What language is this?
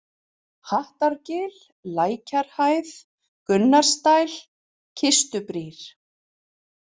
Icelandic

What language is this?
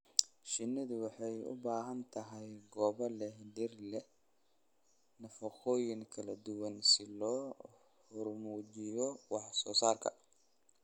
Somali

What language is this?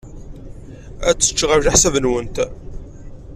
Kabyle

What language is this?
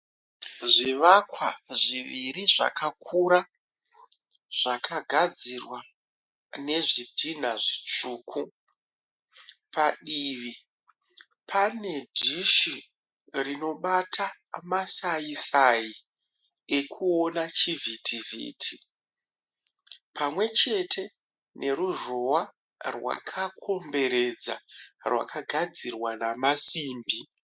Shona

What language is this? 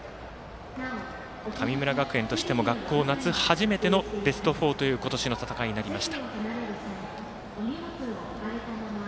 Japanese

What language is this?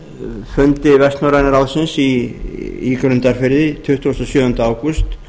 Icelandic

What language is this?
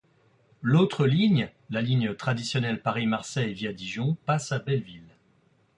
French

